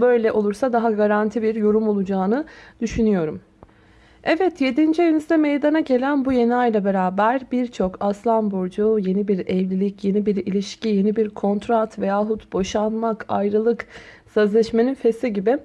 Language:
Turkish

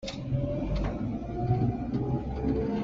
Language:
Hakha Chin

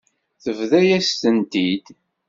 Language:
Kabyle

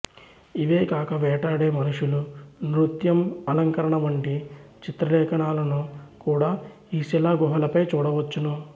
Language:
Telugu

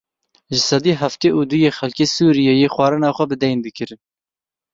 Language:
Kurdish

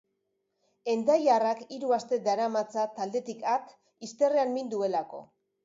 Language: Basque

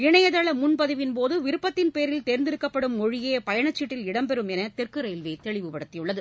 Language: Tamil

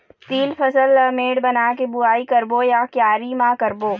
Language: Chhattisgarhi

